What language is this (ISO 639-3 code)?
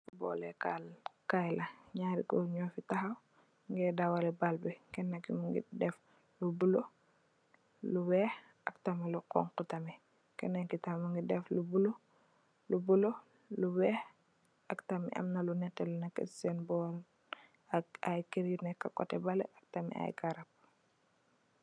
wol